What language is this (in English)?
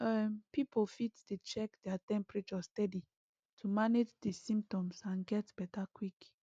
Nigerian Pidgin